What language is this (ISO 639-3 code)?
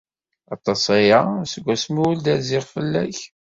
kab